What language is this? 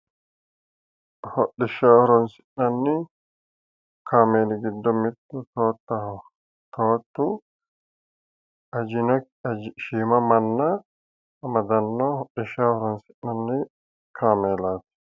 Sidamo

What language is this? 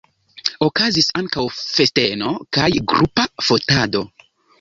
Esperanto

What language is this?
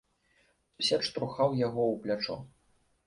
Belarusian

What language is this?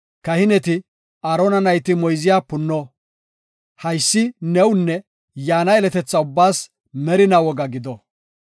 Gofa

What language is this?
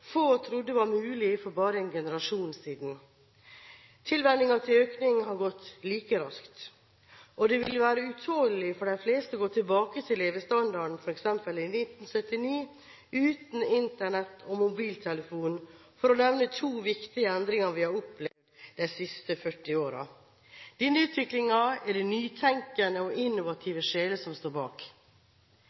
Norwegian Bokmål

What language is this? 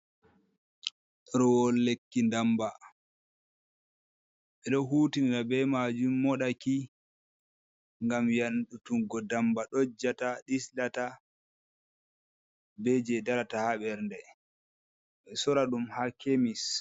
Fula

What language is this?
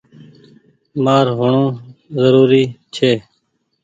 Goaria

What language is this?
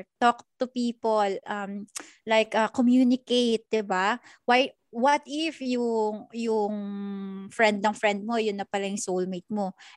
Filipino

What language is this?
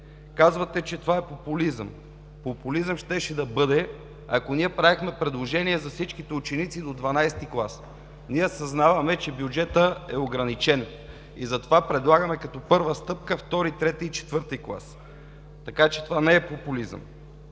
Bulgarian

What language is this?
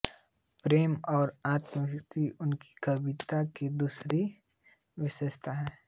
Hindi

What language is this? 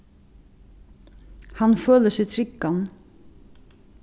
Faroese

